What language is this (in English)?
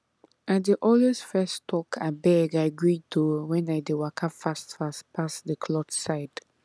Nigerian Pidgin